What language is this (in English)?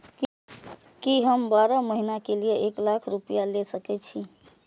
Maithili